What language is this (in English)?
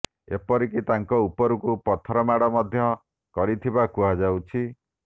Odia